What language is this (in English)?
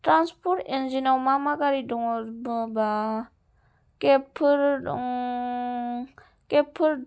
Bodo